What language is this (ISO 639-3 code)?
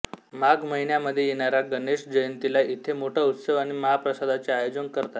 mar